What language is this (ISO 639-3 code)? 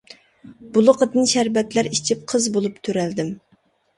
uig